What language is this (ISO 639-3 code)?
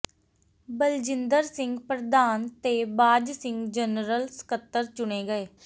pan